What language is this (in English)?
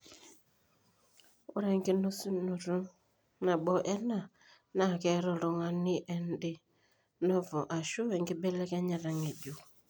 Masai